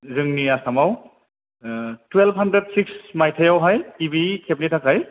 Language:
Bodo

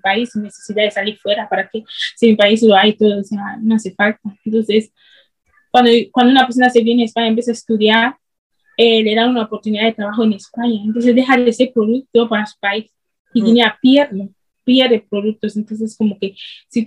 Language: Spanish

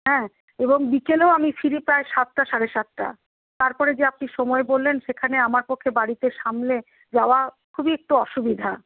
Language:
Bangla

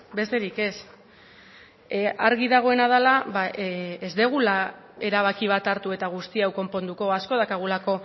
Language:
Basque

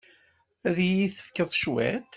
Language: Kabyle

